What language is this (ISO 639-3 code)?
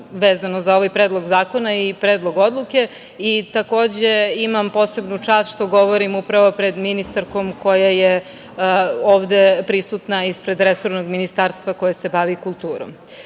srp